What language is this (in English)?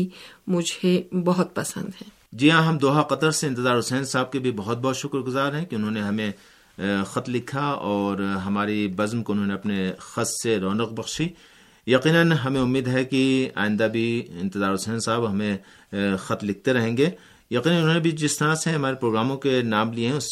Urdu